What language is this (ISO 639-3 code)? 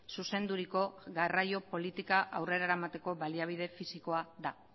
eus